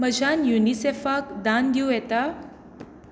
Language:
Konkani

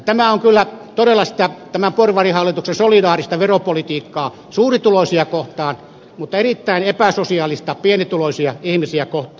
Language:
Finnish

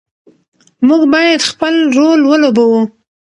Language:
Pashto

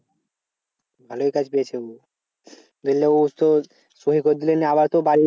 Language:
Bangla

